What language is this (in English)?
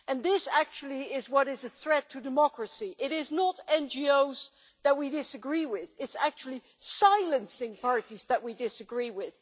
English